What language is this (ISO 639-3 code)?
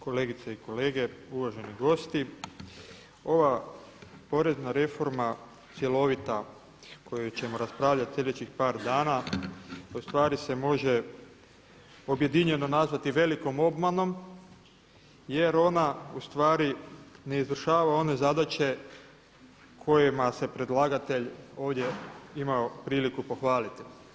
hrv